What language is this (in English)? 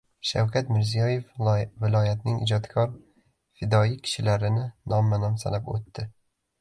Uzbek